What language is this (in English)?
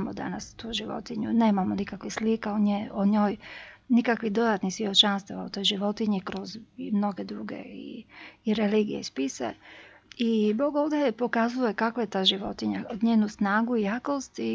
Croatian